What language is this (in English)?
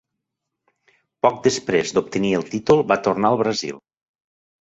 Catalan